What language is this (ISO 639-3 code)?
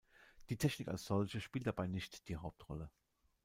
deu